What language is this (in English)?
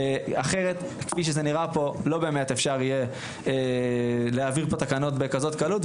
Hebrew